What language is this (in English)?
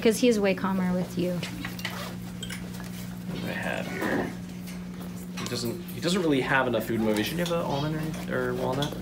English